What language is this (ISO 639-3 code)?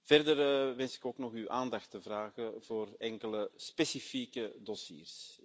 nld